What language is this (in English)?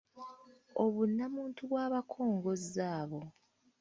Ganda